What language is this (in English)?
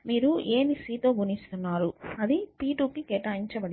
Telugu